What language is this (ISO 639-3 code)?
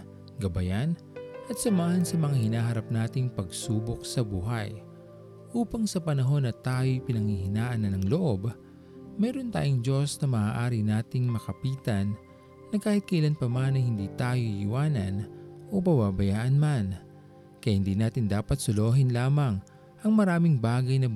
fil